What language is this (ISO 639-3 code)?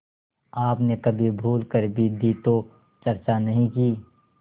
hin